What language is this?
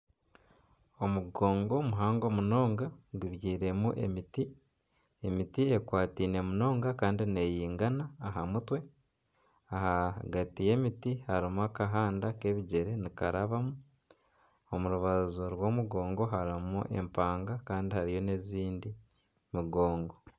Nyankole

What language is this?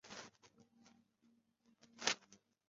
Chinese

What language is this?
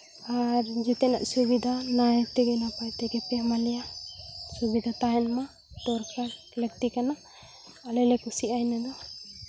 Santali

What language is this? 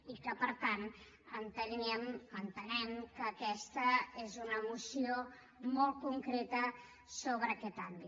Catalan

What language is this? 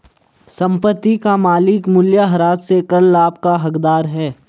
Hindi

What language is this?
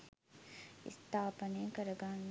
Sinhala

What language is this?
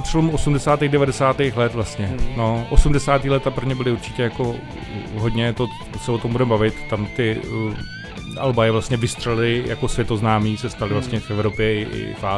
Czech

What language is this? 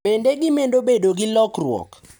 Luo (Kenya and Tanzania)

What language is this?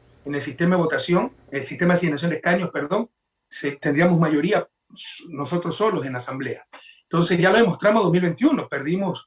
Spanish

